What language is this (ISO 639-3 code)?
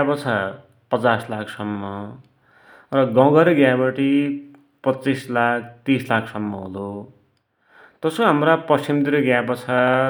dty